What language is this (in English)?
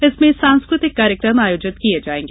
Hindi